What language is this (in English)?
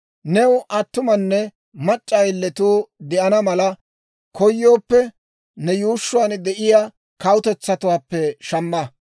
Dawro